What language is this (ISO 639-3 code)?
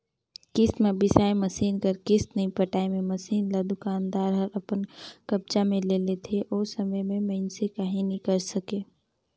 hne